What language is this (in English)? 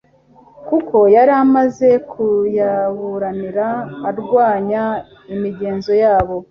Kinyarwanda